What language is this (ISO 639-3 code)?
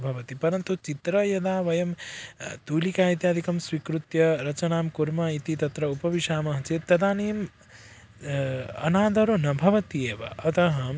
san